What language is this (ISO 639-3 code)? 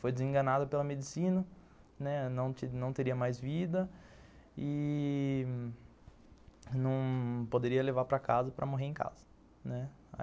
por